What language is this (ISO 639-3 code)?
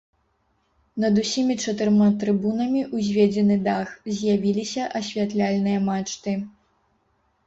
bel